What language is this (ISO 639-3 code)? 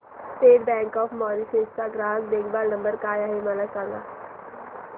mar